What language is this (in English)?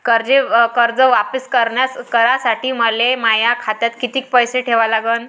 Marathi